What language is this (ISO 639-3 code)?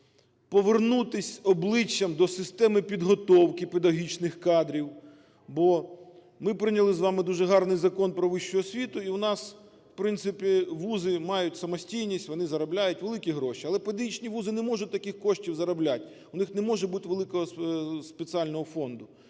ukr